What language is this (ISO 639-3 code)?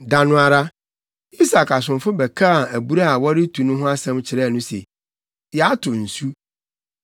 aka